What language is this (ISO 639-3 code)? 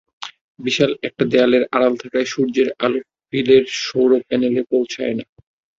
ben